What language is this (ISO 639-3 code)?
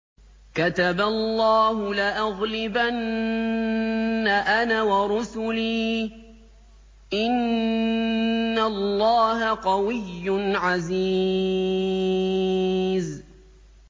ara